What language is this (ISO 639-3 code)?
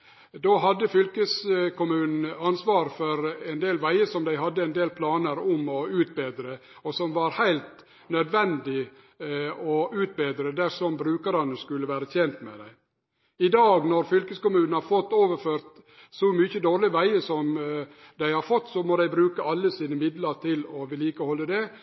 nno